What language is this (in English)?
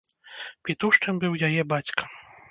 Belarusian